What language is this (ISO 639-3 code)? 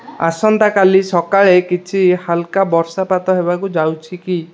ori